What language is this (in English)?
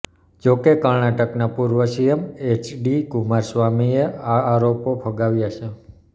Gujarati